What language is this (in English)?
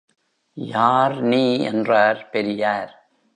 Tamil